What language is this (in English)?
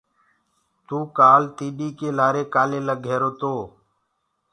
Gurgula